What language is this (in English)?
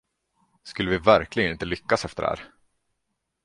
Swedish